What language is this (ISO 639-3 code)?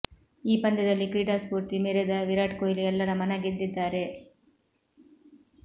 kan